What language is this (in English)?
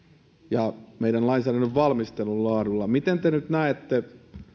Finnish